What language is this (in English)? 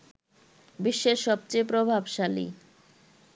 Bangla